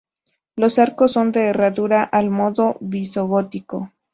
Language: Spanish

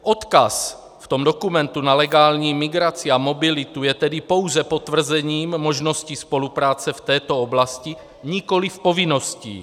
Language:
Czech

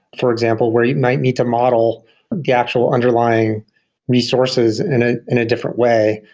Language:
English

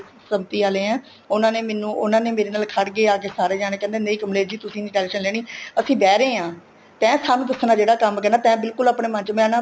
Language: Punjabi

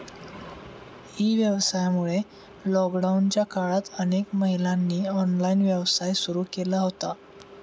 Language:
Marathi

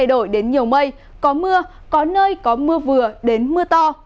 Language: Vietnamese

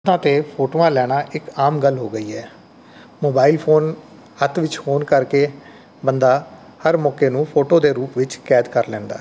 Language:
Punjabi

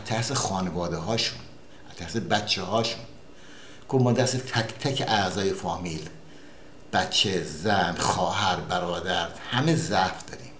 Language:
Persian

